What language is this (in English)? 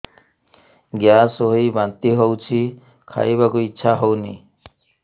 Odia